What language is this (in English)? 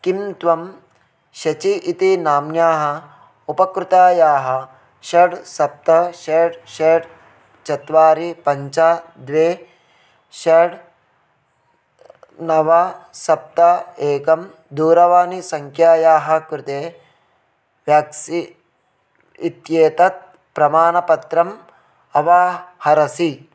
Sanskrit